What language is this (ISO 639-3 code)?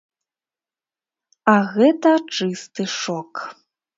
bel